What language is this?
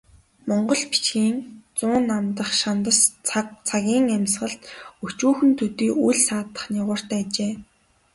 Mongolian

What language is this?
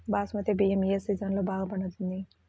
Telugu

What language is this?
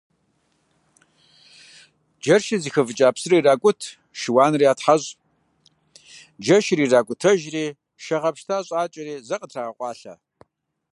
Kabardian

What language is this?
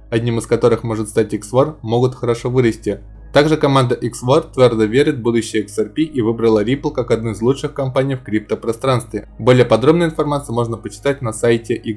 Russian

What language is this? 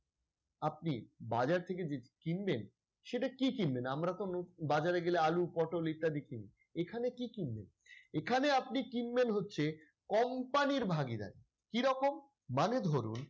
Bangla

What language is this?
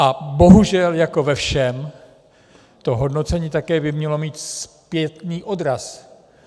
Czech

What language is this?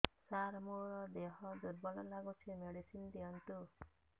Odia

